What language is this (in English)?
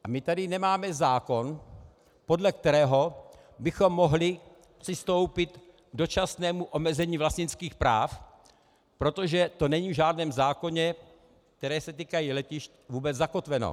Czech